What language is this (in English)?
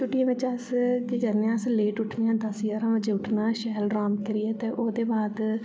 Dogri